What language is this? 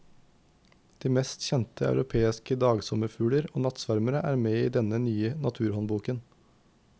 Norwegian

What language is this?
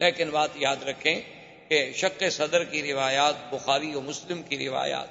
Urdu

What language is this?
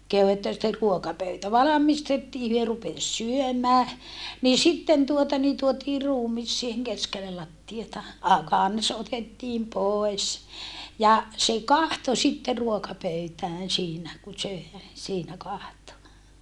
Finnish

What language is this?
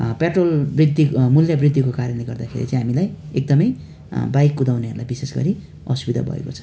Nepali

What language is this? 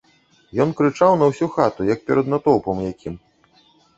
Belarusian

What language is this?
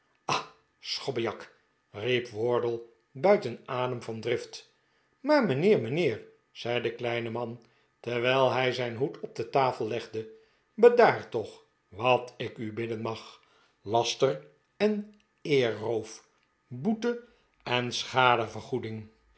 Dutch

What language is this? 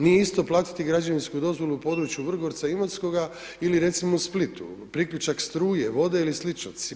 Croatian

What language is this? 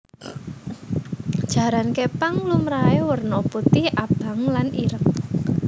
Javanese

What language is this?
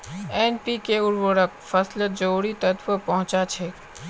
Magahi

